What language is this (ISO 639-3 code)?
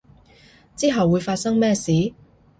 yue